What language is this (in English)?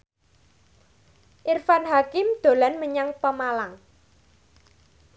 Javanese